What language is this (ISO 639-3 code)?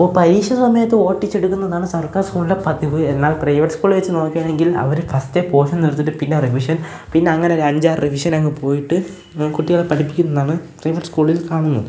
mal